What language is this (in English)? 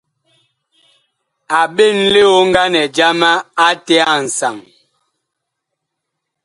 Bakoko